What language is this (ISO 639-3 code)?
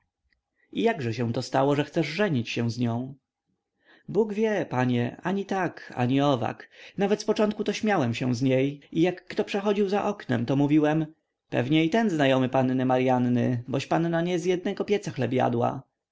pol